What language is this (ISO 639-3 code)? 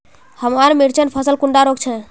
mag